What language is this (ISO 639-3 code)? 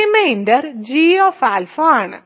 mal